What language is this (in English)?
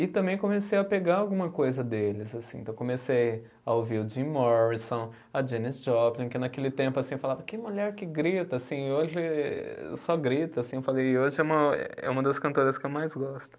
Portuguese